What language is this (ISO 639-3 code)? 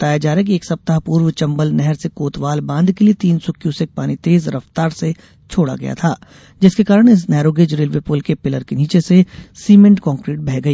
hin